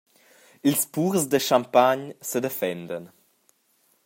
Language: Romansh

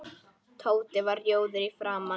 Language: Icelandic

